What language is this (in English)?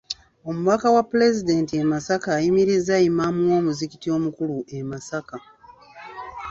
Ganda